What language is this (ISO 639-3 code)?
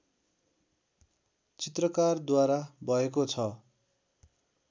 nep